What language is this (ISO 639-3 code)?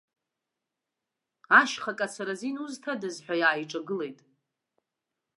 abk